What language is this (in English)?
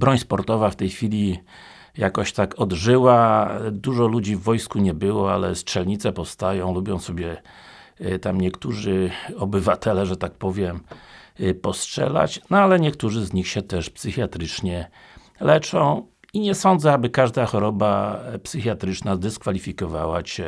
Polish